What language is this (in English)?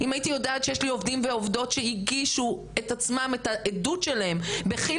Hebrew